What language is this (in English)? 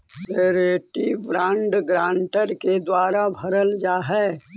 Magahi